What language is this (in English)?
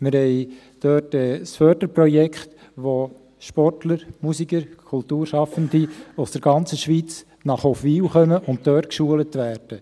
Swiss German